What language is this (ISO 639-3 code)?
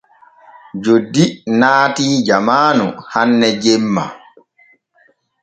fue